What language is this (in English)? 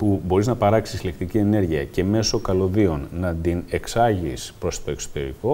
Greek